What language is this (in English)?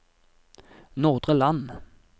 Norwegian